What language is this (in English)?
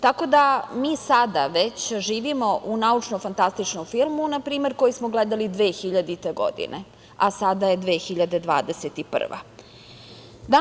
Serbian